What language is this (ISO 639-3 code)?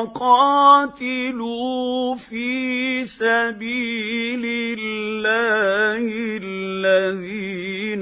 ara